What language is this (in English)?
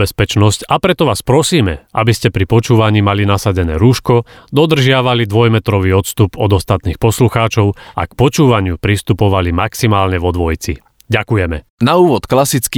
Slovak